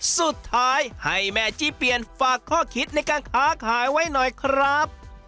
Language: Thai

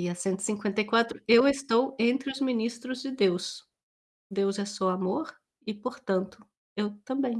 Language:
Portuguese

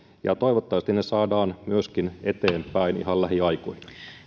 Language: Finnish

